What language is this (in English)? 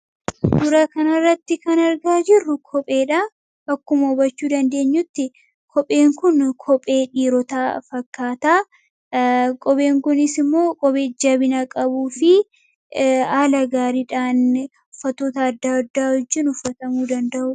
Oromo